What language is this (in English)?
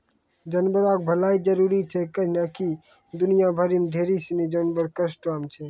Maithili